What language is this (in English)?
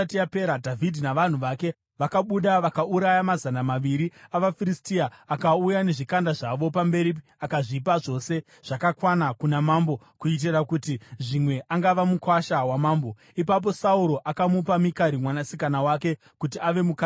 Shona